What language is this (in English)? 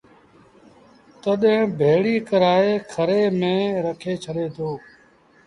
Sindhi Bhil